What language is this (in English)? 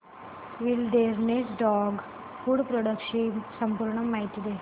Marathi